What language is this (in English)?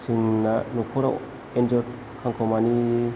Bodo